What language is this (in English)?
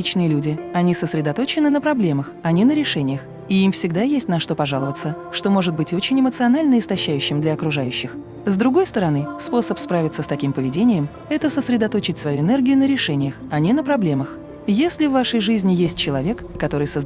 Russian